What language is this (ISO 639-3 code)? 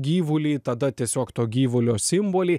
lit